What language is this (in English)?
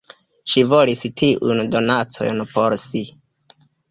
Esperanto